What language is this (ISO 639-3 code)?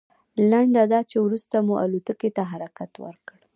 pus